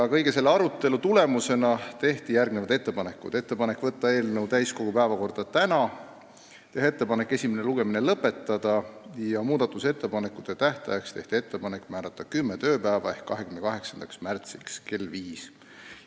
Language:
Estonian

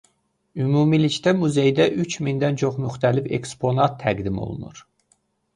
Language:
Azerbaijani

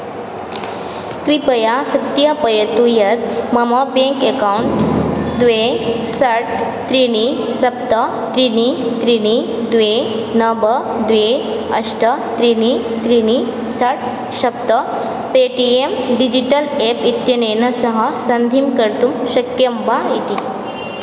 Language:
Sanskrit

